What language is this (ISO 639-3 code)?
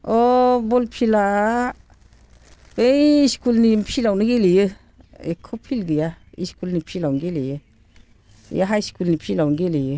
brx